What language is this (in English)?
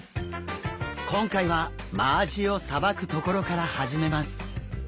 Japanese